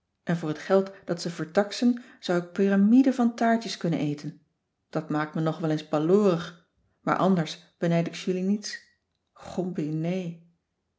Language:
Dutch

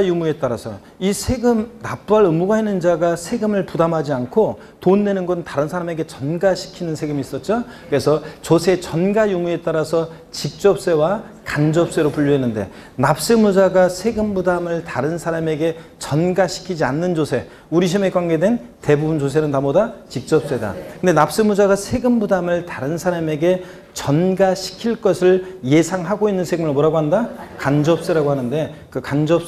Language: Korean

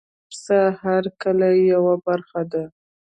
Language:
Pashto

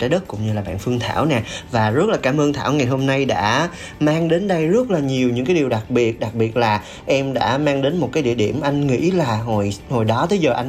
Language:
Vietnamese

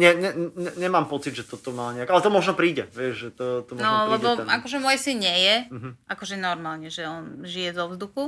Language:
Slovak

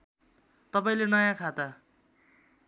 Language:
Nepali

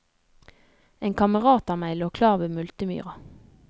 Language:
Norwegian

